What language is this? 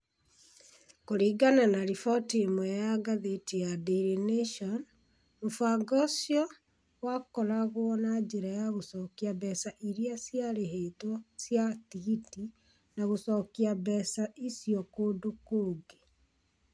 Kikuyu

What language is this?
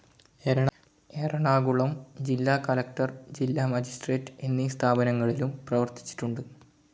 Malayalam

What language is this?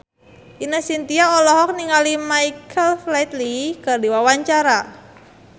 Sundanese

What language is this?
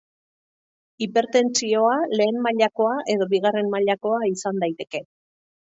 Basque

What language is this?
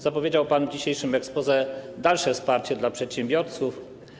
Polish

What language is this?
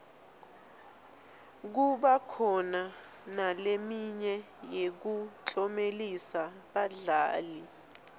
Swati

